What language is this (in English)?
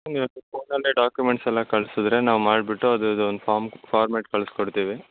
Kannada